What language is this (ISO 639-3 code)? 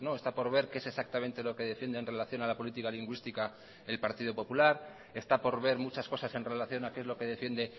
spa